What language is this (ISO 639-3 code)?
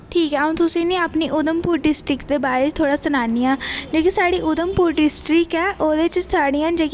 doi